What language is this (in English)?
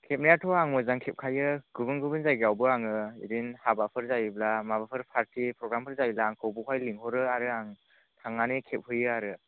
Bodo